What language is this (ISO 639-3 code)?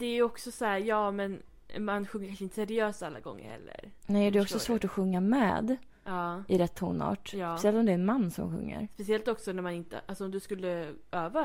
swe